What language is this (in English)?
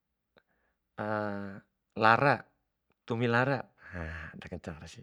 Bima